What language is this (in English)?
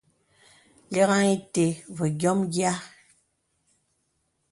Bebele